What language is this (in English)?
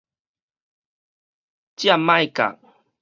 Min Nan Chinese